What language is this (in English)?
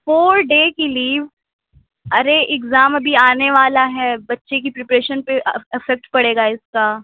Urdu